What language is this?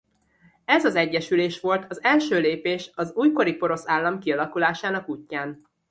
Hungarian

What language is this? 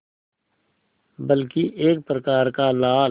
Hindi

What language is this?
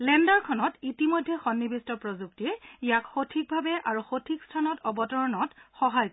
Assamese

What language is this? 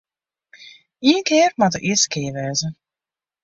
Western Frisian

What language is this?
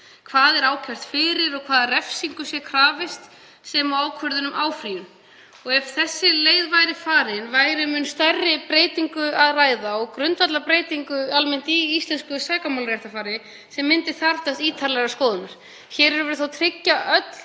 Icelandic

